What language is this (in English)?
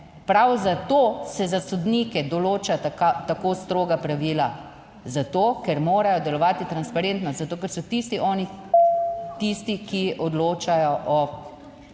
Slovenian